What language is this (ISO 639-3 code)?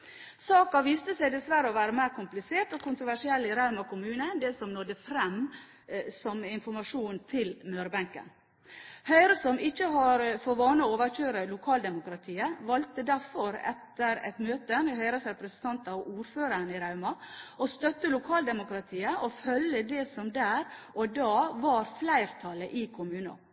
nob